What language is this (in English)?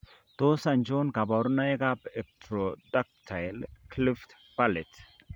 Kalenjin